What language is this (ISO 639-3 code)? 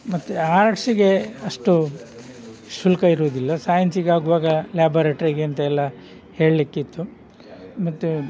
kan